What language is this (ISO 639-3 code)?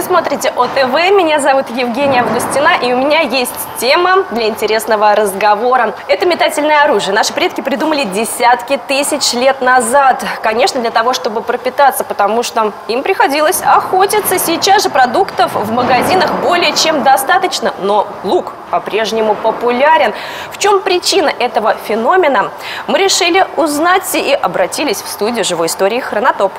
rus